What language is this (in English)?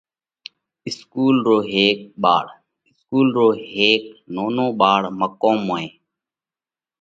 Parkari Koli